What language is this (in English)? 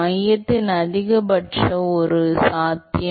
Tamil